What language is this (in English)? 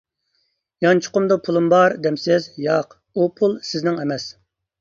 Uyghur